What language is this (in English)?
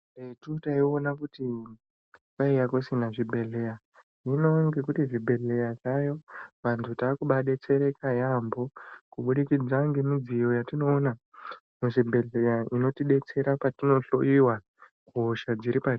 Ndau